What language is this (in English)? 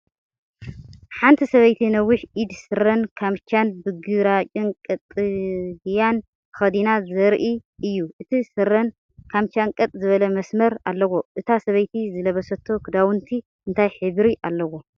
Tigrinya